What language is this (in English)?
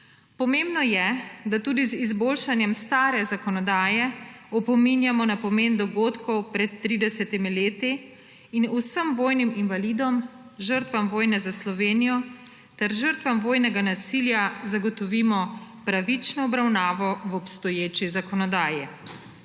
Slovenian